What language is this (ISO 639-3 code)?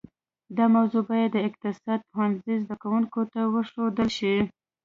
pus